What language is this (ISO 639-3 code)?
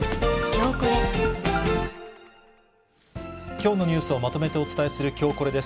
jpn